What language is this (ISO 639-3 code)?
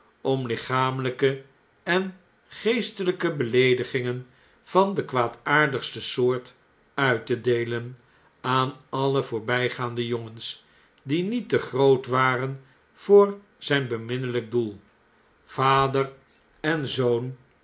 nld